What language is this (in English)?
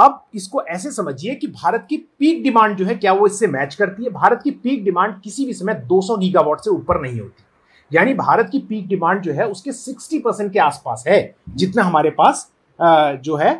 Hindi